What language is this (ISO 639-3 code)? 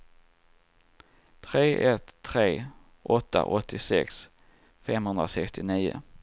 swe